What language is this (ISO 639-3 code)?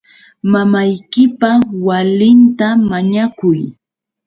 qux